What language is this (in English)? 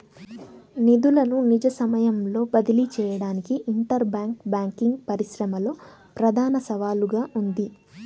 Telugu